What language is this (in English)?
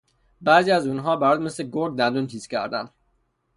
Persian